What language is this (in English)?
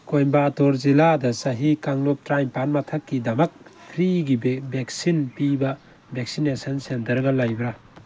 Manipuri